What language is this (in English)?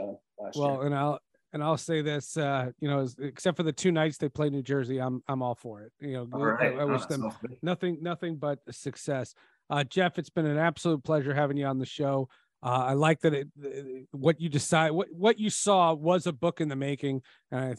English